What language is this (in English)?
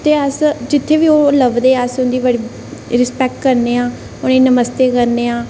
Dogri